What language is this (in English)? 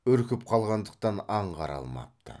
Kazakh